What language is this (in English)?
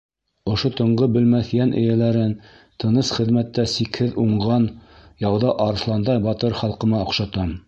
Bashkir